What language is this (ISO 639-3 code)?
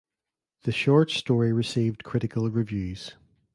eng